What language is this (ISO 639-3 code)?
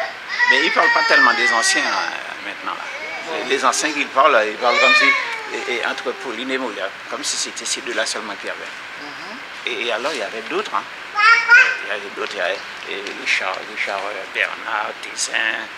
fra